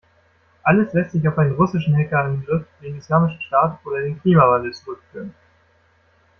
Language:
German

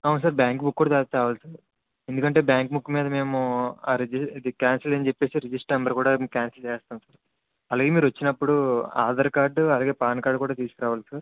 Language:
Telugu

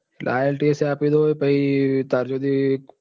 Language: Gujarati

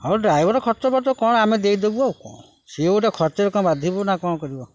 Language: Odia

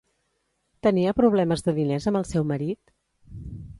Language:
Catalan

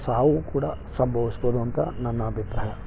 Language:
Kannada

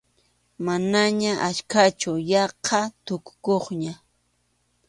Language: Arequipa-La Unión Quechua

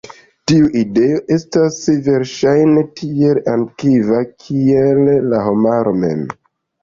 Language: Esperanto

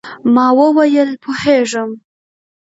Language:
Pashto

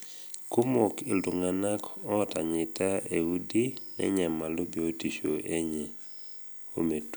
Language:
Masai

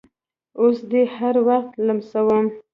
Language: Pashto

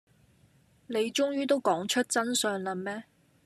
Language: Cantonese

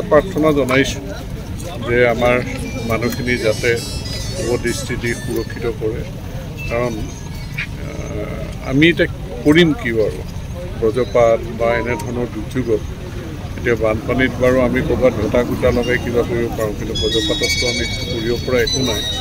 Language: Indonesian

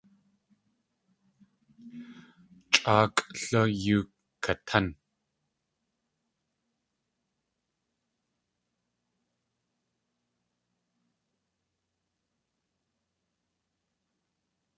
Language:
Tlingit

